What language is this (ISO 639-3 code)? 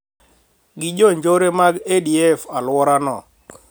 luo